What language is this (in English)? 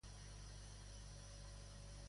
Catalan